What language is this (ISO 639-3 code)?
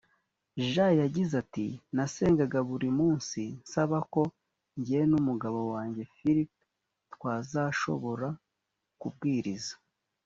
kin